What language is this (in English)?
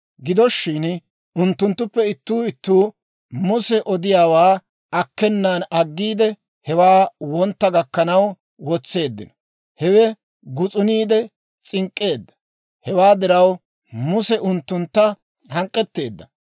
Dawro